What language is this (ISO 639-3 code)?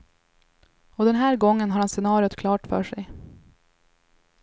swe